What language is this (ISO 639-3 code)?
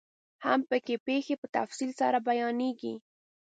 pus